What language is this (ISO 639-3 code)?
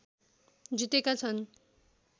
nep